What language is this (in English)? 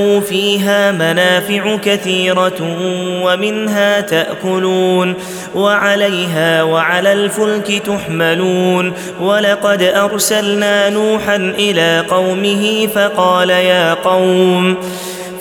Arabic